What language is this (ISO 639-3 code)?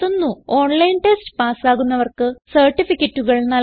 mal